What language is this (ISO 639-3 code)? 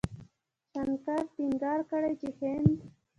pus